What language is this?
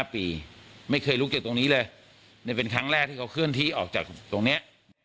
Thai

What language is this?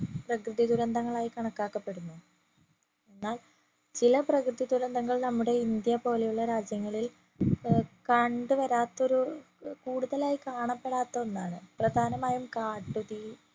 Malayalam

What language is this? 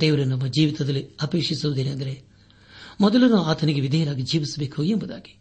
Kannada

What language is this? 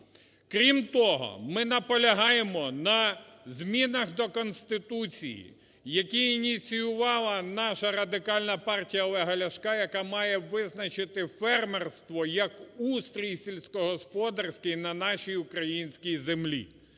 Ukrainian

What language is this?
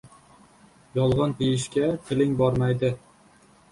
Uzbek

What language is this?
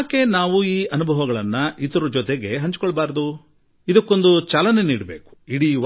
Kannada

